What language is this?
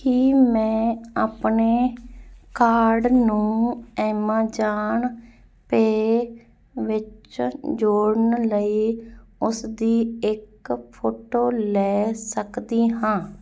Punjabi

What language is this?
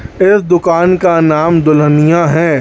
Hindi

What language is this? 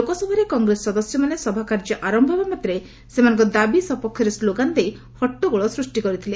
Odia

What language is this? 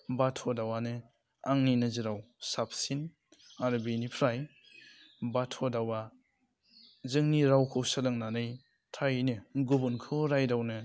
Bodo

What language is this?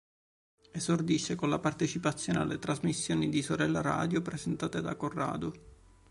Italian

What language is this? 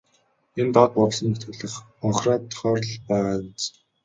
Mongolian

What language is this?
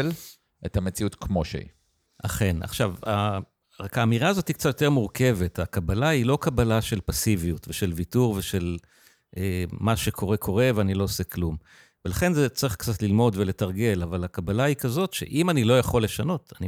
Hebrew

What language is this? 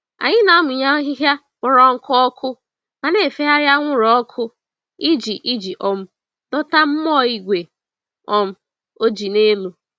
Igbo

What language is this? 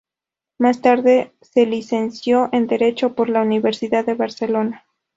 Spanish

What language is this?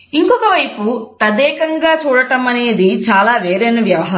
Telugu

